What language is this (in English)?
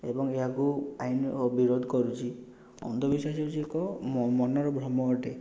Odia